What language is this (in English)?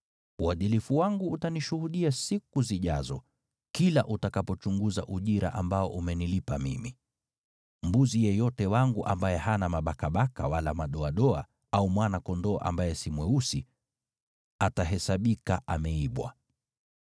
Swahili